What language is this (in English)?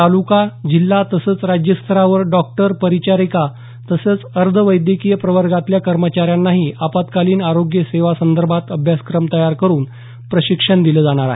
Marathi